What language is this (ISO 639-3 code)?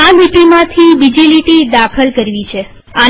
guj